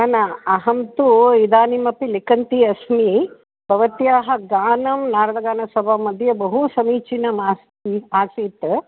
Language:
Sanskrit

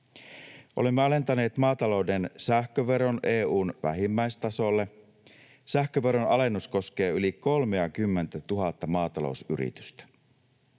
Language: Finnish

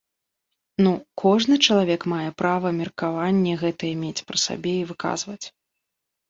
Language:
Belarusian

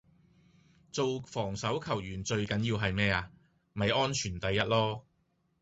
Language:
Cantonese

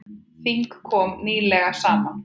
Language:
Icelandic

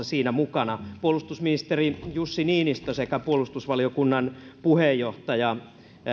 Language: Finnish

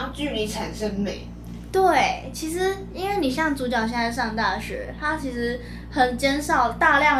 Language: Chinese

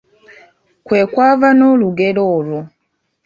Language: Ganda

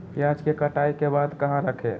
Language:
Magahi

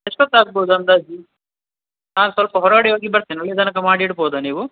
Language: Kannada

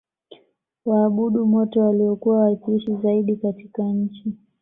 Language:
Swahili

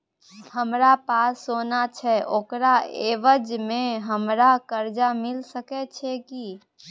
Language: Maithili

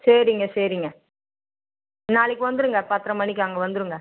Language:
Tamil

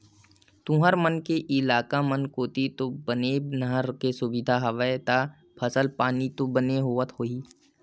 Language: Chhattisgarhi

